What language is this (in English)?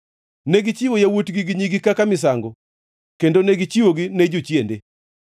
Luo (Kenya and Tanzania)